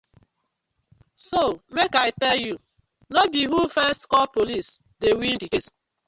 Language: Nigerian Pidgin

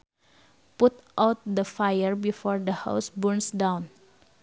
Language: Sundanese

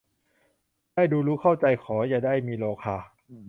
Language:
Thai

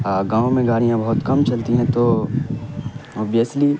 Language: Urdu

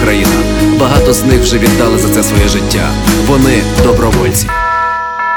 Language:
Ukrainian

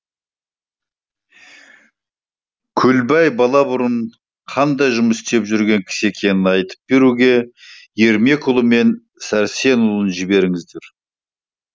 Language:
Kazakh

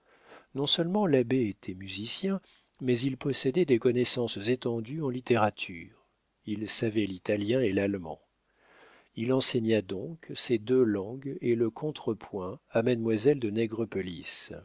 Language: French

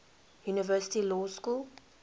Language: English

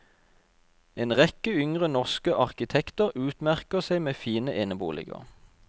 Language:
Norwegian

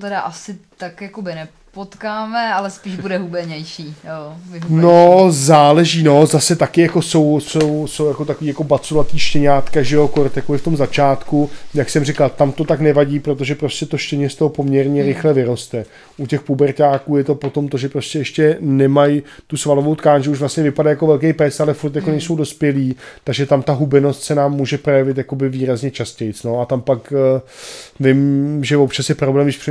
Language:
Czech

